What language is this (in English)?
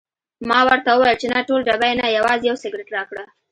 Pashto